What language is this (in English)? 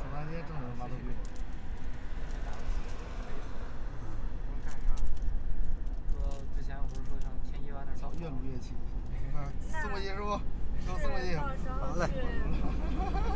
Chinese